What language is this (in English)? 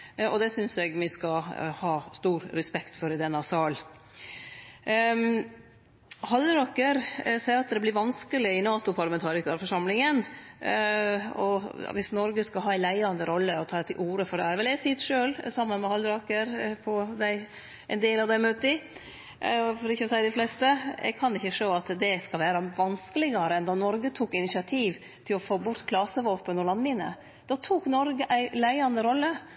Norwegian Nynorsk